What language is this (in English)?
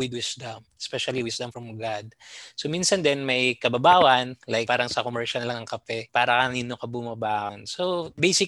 Filipino